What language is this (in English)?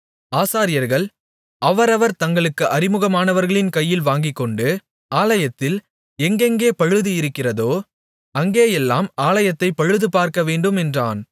Tamil